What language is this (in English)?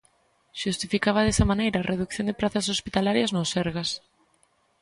Galician